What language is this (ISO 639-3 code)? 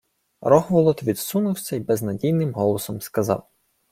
ukr